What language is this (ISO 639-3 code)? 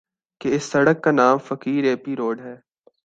urd